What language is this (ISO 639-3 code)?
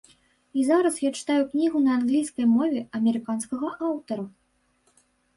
bel